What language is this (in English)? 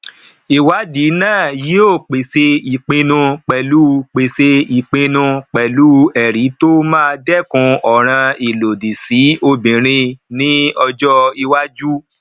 Yoruba